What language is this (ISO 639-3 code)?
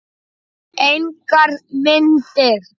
isl